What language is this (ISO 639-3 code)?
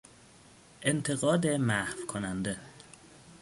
fas